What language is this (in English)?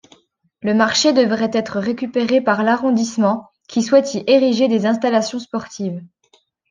French